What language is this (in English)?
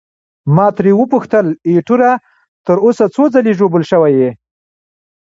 Pashto